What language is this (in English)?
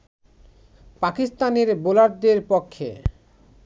Bangla